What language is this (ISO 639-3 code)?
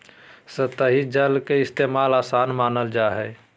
mag